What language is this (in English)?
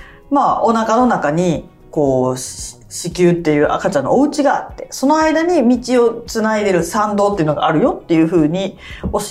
Japanese